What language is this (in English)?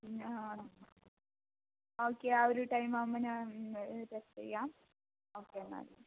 Malayalam